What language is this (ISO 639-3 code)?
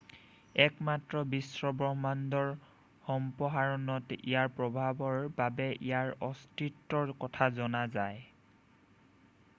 asm